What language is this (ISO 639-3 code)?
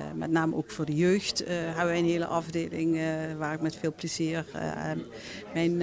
nld